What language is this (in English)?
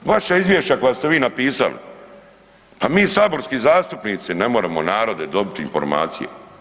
Croatian